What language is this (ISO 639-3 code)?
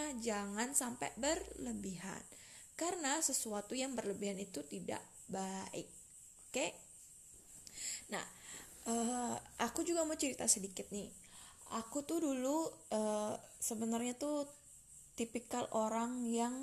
ind